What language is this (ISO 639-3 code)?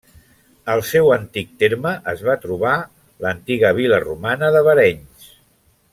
cat